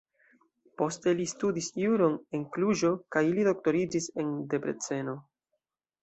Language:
Esperanto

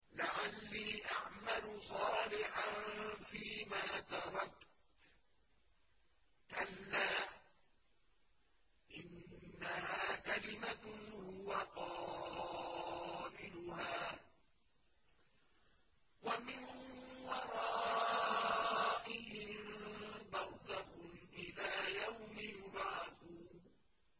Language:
Arabic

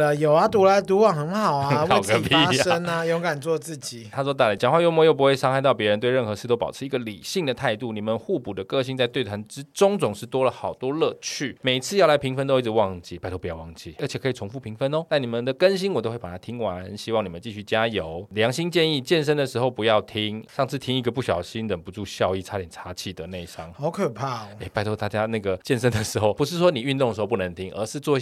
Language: Chinese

